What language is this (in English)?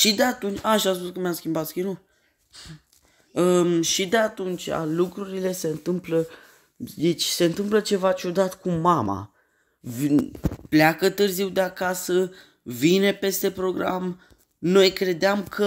Romanian